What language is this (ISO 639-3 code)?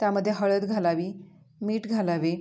mar